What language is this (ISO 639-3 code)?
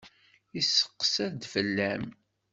kab